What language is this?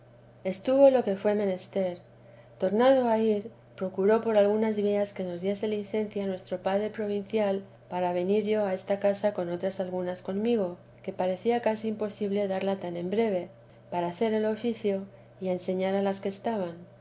Spanish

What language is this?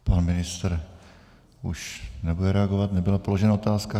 Czech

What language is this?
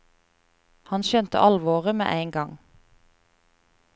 Norwegian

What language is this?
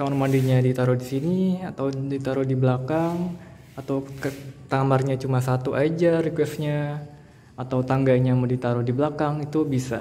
Indonesian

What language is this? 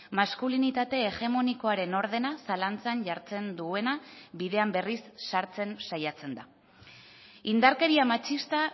Basque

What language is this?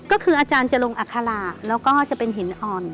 Thai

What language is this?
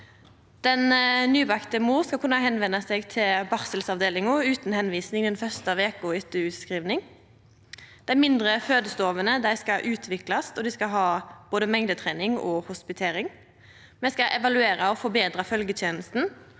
Norwegian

